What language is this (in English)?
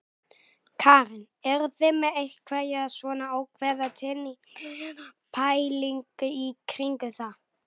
Icelandic